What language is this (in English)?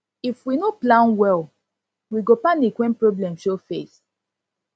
Nigerian Pidgin